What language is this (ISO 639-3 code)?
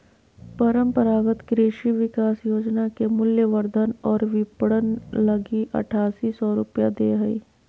mag